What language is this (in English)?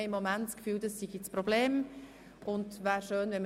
Swiss German